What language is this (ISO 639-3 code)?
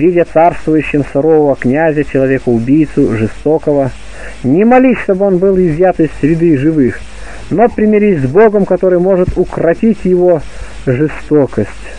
rus